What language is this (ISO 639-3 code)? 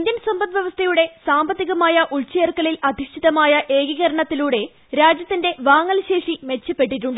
mal